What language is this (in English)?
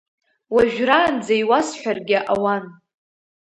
Abkhazian